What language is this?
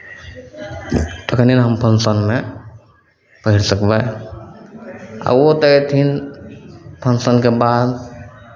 Maithili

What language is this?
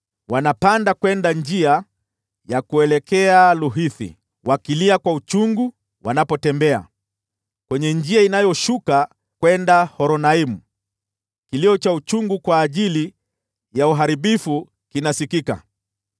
Swahili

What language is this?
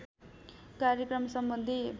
Nepali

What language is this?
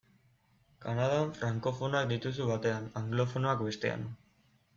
Basque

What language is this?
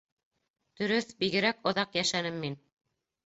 Bashkir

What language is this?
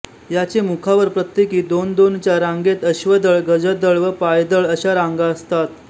Marathi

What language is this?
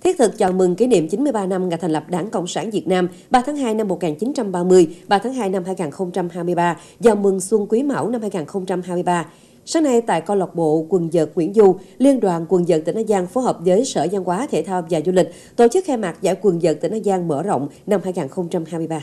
Vietnamese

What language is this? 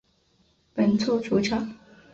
Chinese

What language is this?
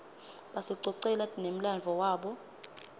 Swati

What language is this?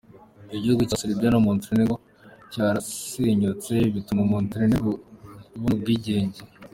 Kinyarwanda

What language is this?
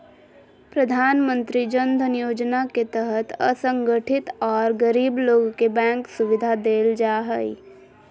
Magahi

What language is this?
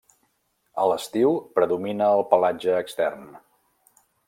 Catalan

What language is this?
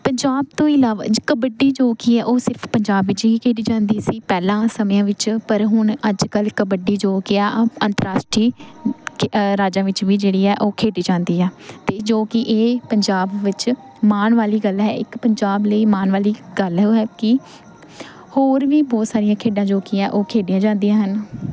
Punjabi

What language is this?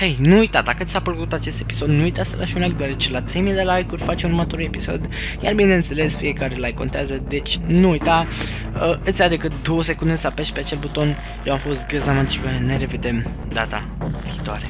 Romanian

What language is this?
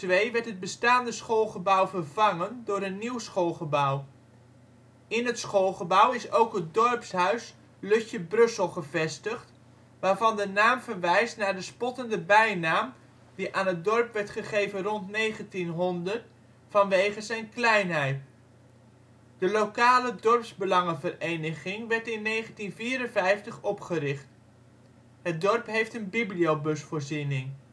Dutch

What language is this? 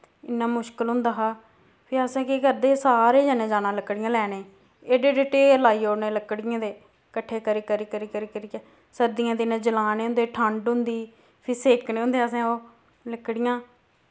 Dogri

